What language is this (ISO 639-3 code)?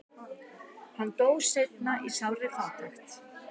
isl